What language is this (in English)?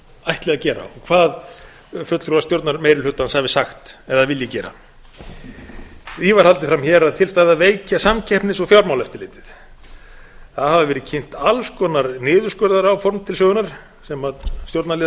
Icelandic